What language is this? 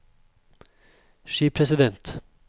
Norwegian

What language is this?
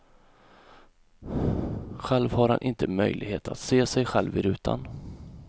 Swedish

